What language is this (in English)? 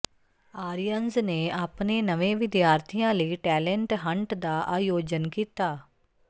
Punjabi